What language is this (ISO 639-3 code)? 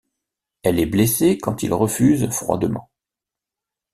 fra